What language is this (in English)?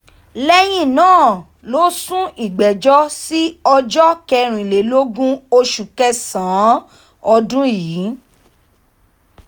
Yoruba